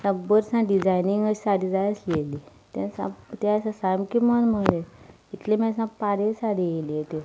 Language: Konkani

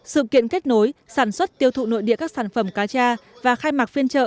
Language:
Vietnamese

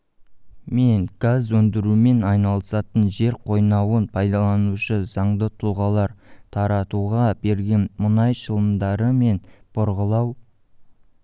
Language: Kazakh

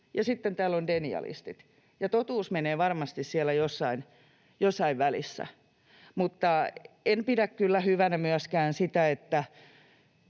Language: Finnish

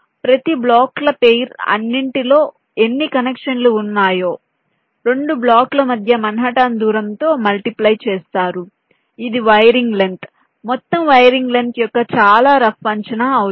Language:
Telugu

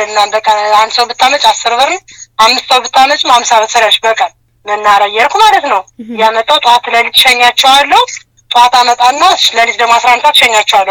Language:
Amharic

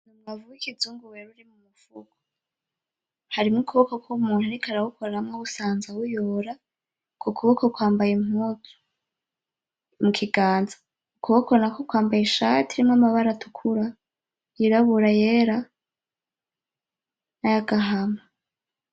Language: Rundi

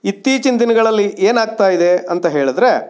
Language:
Kannada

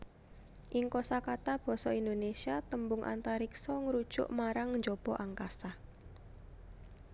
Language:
Javanese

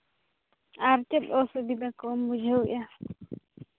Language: Santali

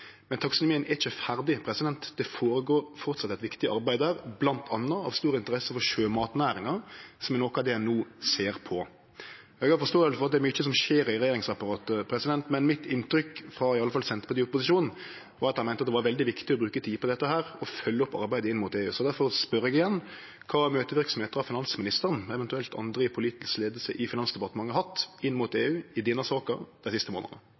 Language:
Norwegian Nynorsk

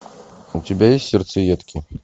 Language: Russian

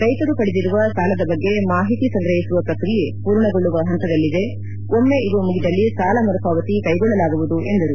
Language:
Kannada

